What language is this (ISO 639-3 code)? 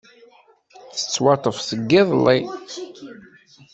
kab